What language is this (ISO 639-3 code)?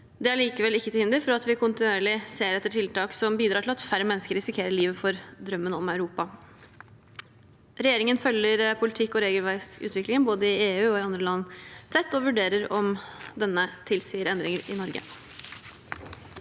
nor